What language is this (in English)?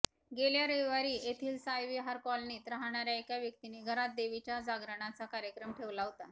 Marathi